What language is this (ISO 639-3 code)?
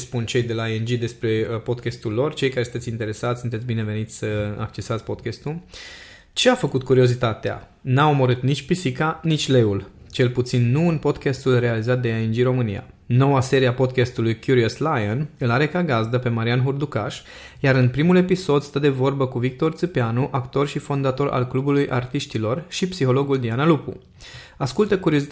ron